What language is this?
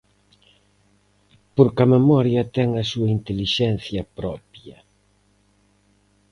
Galician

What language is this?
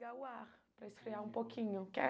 Portuguese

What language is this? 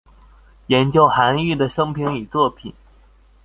Chinese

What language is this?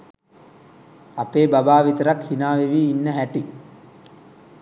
Sinhala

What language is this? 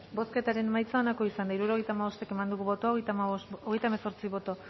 Basque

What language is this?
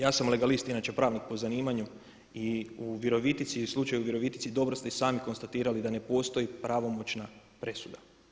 Croatian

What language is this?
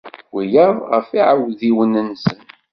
Kabyle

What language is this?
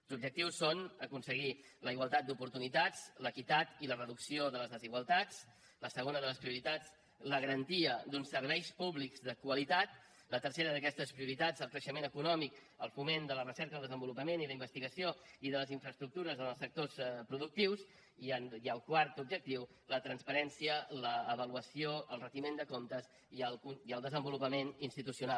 Catalan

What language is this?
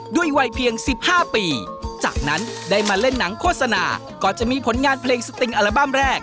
Thai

